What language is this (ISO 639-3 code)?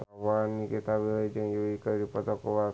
sun